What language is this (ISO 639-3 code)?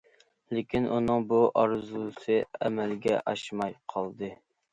uig